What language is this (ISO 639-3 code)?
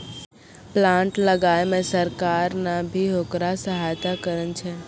mai